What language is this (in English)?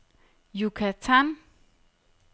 Danish